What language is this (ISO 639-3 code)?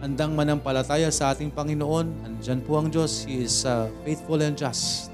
fil